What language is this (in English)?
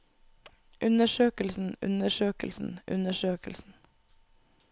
Norwegian